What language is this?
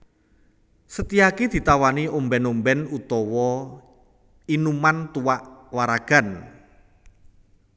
Javanese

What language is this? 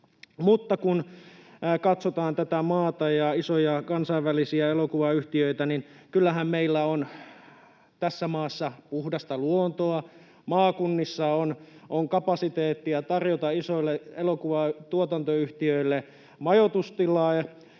Finnish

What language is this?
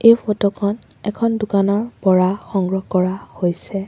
Assamese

